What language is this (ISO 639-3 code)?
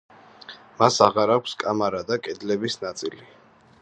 kat